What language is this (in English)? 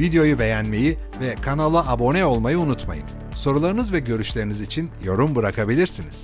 Turkish